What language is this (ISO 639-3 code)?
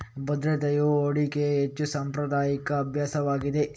kan